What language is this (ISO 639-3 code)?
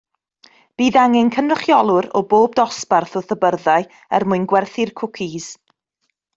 cym